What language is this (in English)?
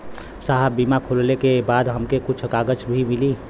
Bhojpuri